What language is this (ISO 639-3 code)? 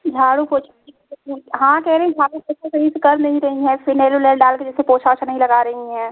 hin